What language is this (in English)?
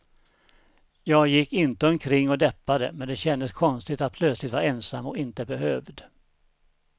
Swedish